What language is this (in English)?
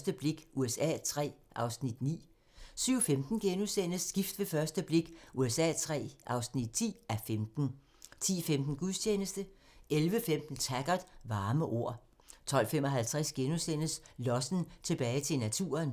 Danish